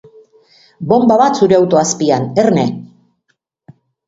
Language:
Basque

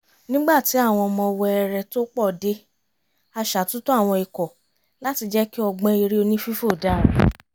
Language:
Yoruba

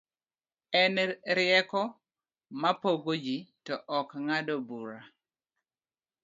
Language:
Luo (Kenya and Tanzania)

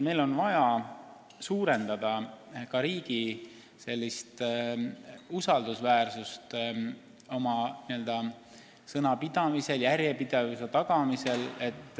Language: Estonian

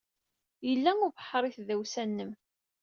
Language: Kabyle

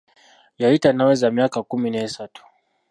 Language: Ganda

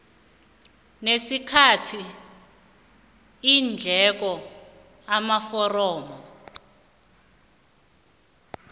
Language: South Ndebele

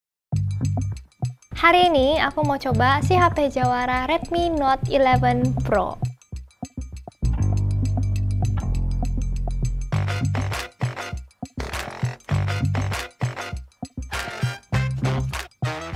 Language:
Indonesian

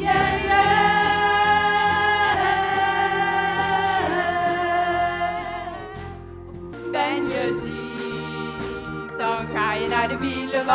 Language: Dutch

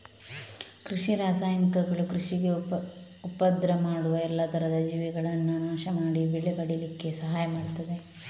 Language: Kannada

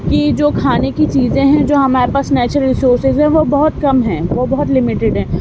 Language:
Urdu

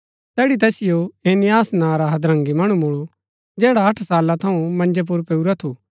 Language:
Gaddi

